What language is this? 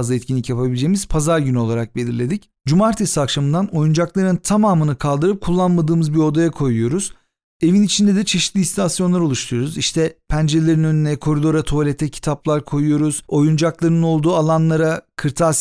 Turkish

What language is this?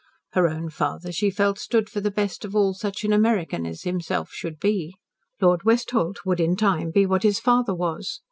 English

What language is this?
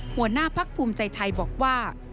Thai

